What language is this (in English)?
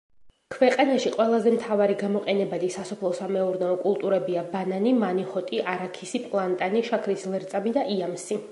Georgian